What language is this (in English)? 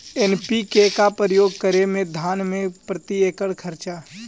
Magahi